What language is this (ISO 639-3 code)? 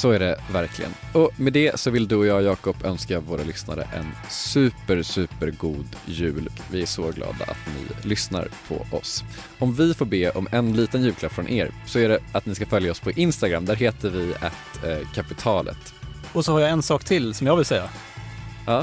swe